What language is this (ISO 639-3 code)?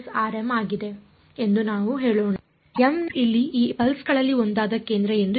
kan